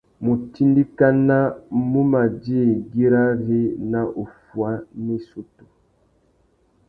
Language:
Tuki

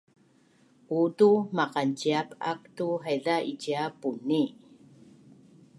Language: Bunun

